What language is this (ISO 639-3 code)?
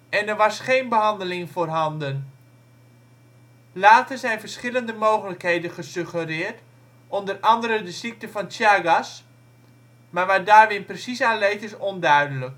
nld